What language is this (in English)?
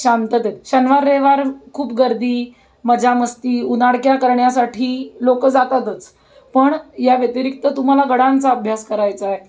Marathi